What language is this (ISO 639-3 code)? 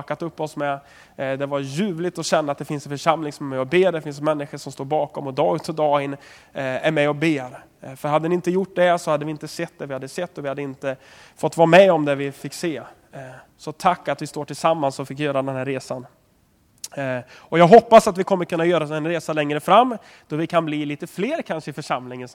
swe